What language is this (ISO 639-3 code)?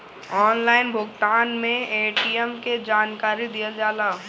bho